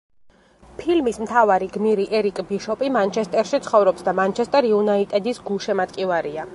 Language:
Georgian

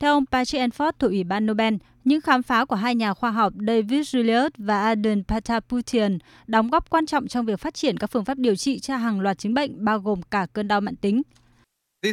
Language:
Vietnamese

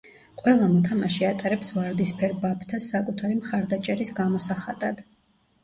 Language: Georgian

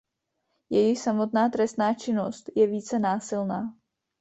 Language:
Czech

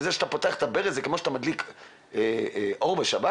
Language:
Hebrew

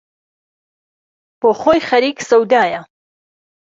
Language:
Central Kurdish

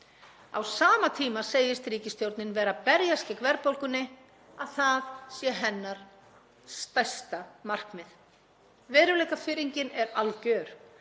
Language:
Icelandic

